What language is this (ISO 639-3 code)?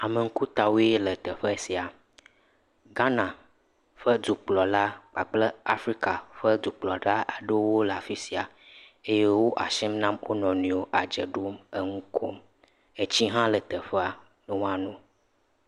ewe